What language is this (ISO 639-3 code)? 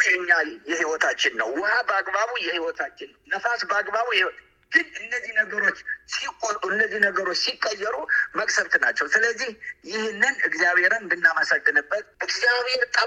amh